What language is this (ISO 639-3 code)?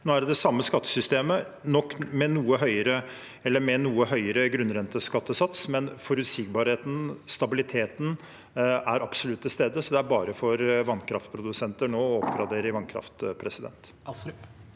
nor